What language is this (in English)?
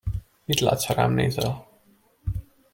Hungarian